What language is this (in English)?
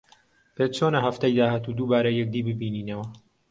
Central Kurdish